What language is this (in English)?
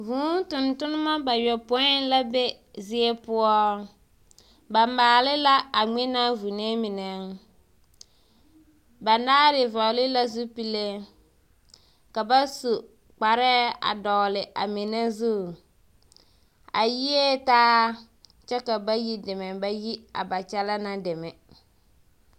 Southern Dagaare